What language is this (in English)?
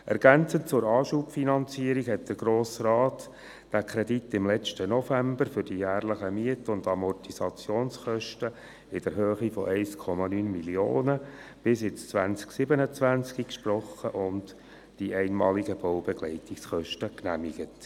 Swiss German